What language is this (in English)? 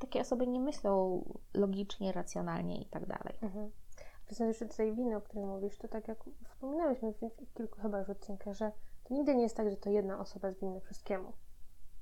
Polish